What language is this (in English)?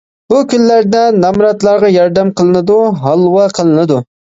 Uyghur